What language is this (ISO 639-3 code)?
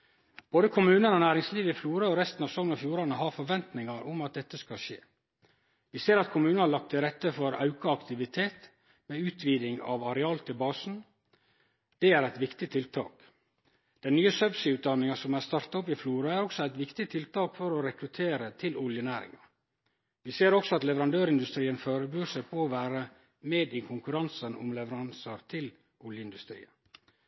nno